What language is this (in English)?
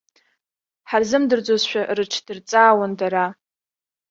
Abkhazian